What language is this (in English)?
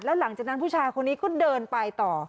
Thai